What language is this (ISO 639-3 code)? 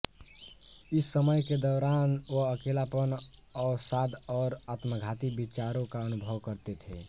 hin